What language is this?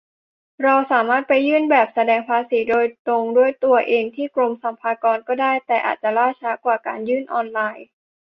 Thai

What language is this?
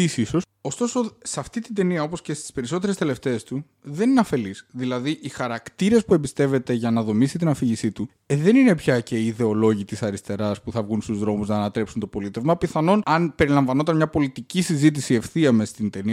Greek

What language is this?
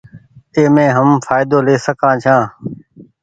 Goaria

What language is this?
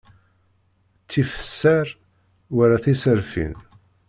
Kabyle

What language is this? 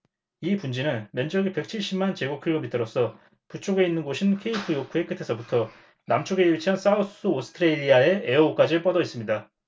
Korean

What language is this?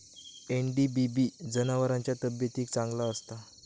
Marathi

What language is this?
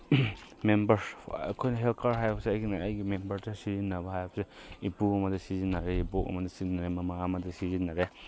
Manipuri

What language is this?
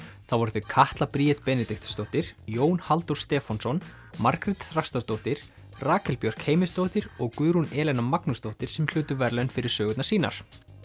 Icelandic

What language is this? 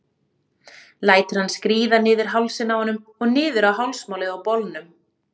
Icelandic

